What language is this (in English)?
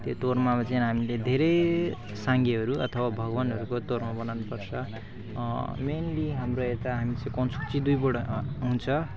Nepali